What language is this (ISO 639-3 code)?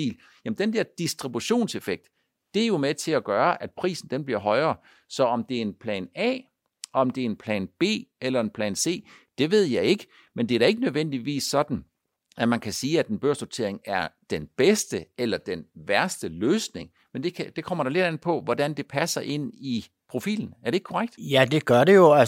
dan